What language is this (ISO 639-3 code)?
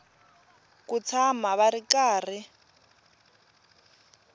tso